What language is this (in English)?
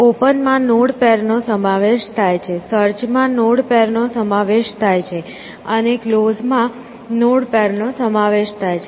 Gujarati